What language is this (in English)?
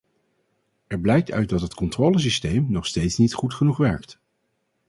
Dutch